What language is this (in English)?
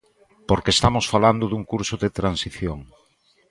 Galician